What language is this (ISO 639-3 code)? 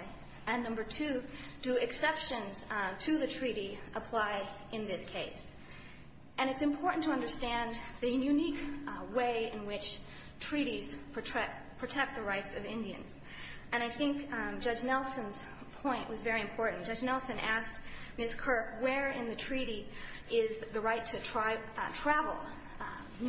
eng